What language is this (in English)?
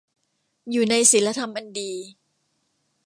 Thai